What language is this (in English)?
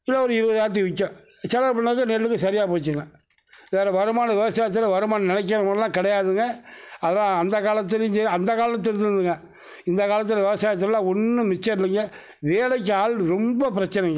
Tamil